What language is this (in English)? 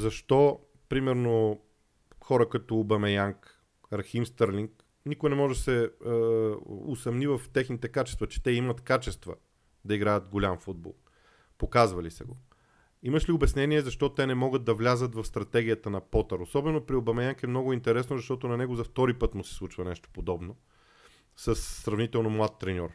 Bulgarian